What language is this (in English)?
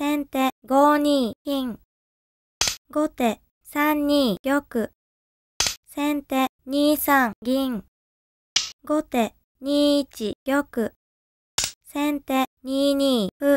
Japanese